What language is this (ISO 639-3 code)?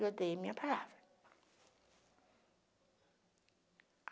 por